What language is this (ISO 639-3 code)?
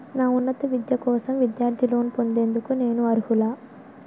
tel